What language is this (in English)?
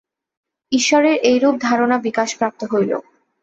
Bangla